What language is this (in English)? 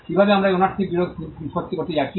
Bangla